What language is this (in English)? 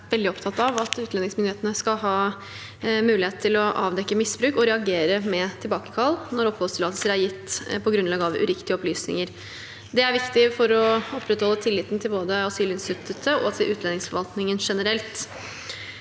Norwegian